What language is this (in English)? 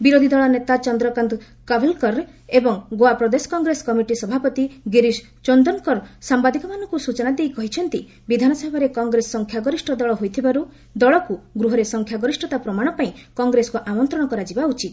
Odia